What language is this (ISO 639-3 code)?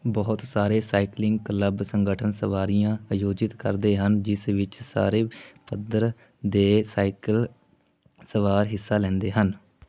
pan